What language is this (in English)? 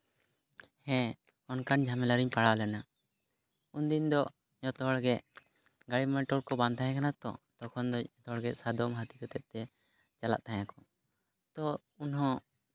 Santali